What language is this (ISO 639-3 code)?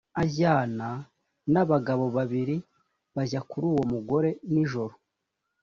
kin